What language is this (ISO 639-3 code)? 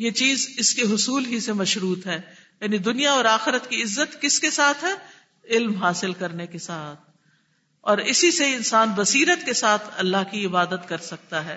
urd